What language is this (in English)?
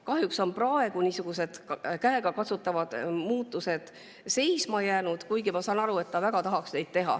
Estonian